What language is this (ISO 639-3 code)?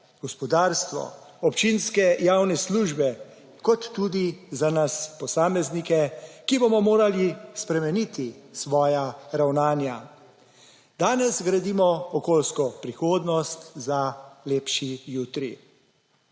slv